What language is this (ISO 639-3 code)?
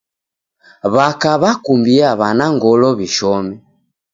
dav